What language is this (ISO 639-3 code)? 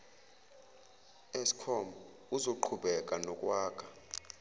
zul